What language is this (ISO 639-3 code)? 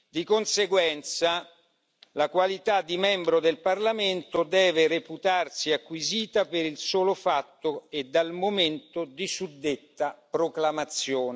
ita